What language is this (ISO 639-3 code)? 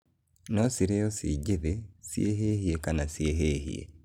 kik